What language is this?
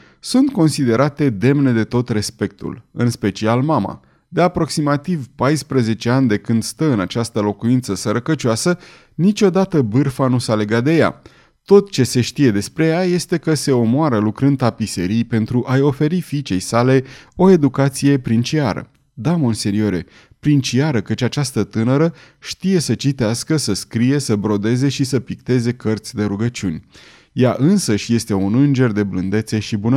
Romanian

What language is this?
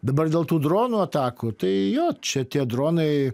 Lithuanian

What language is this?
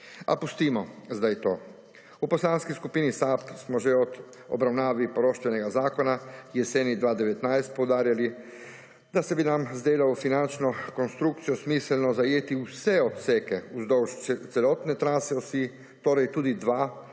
Slovenian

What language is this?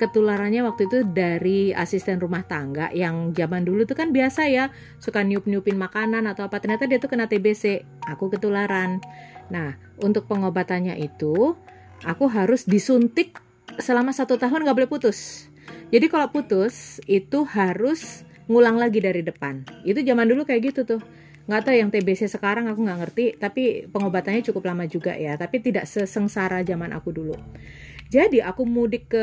Indonesian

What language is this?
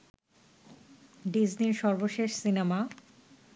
Bangla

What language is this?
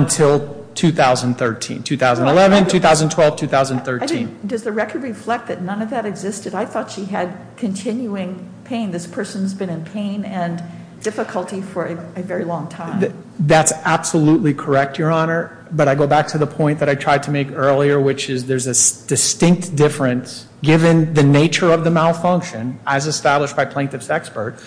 English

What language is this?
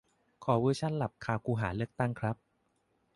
Thai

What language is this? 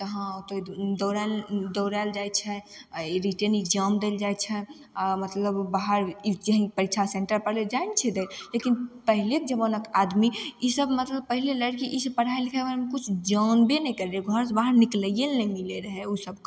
Maithili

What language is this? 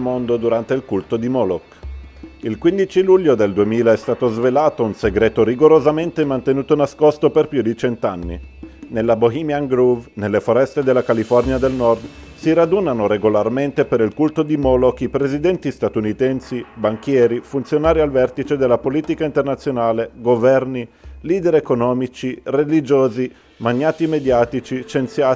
Italian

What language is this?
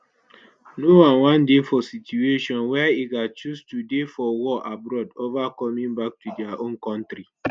Nigerian Pidgin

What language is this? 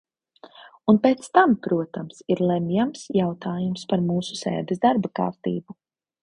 Latvian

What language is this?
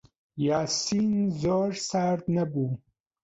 Central Kurdish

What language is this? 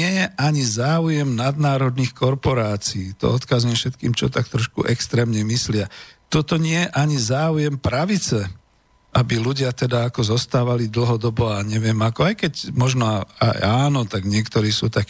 Slovak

